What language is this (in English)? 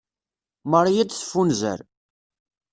Kabyle